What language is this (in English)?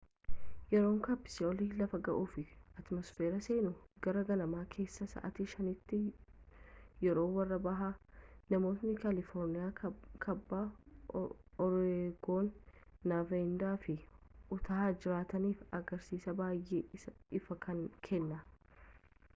Oromo